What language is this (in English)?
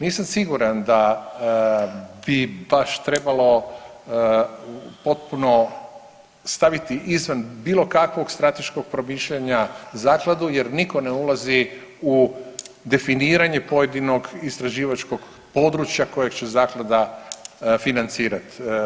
Croatian